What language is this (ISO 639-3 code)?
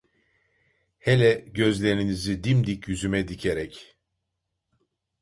tur